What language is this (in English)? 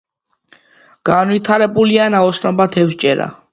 Georgian